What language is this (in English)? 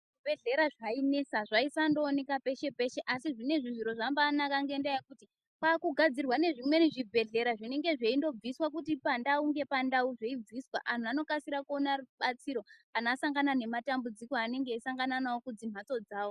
Ndau